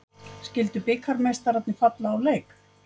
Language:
Icelandic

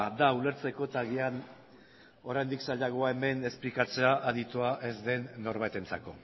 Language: Basque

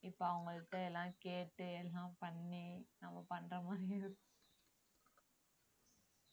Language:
Tamil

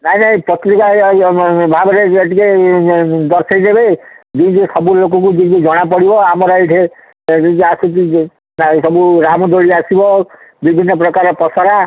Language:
Odia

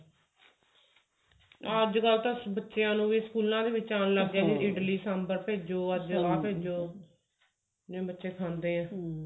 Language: Punjabi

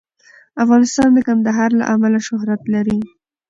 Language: Pashto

